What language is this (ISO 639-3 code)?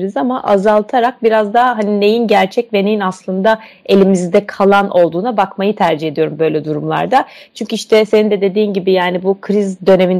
tur